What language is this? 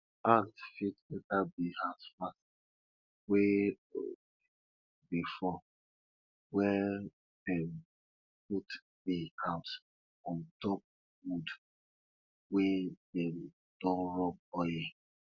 Nigerian Pidgin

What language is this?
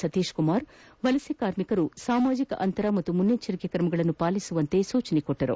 Kannada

